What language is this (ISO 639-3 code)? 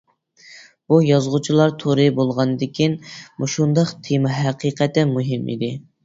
uig